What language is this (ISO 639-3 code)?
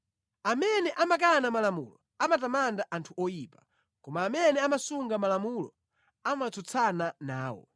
nya